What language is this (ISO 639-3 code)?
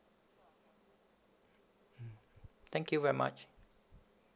eng